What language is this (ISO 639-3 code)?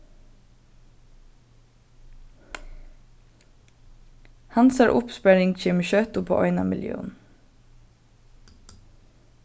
fao